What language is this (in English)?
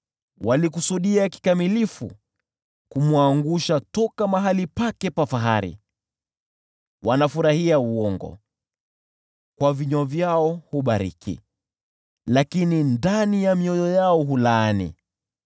Swahili